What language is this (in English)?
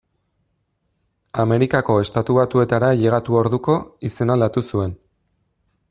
Basque